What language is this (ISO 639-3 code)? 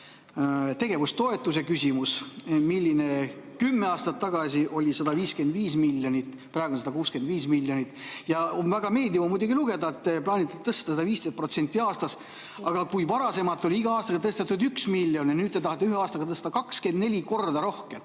est